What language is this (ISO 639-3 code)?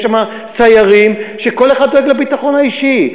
heb